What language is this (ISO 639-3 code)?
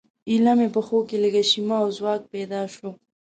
pus